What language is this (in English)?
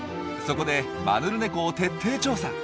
Japanese